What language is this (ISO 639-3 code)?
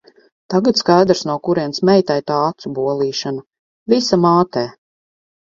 lav